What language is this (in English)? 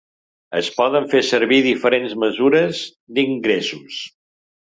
Catalan